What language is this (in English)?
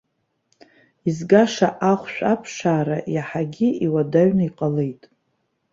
Abkhazian